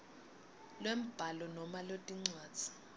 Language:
Swati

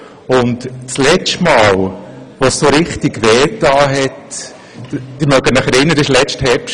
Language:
Swiss German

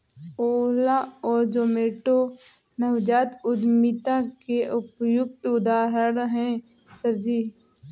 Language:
Hindi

